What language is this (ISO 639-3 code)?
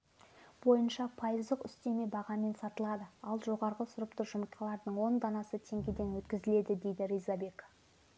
kaz